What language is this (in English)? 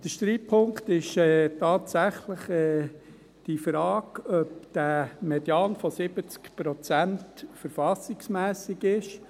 Swiss German